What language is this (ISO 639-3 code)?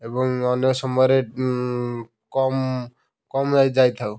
ori